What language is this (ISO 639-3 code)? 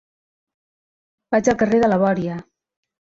cat